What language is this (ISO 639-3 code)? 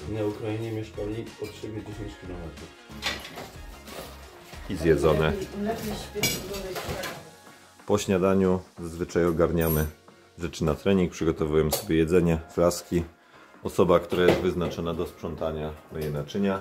pol